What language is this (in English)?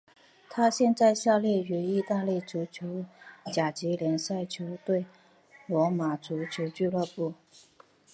Chinese